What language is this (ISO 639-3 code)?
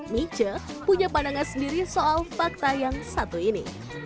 ind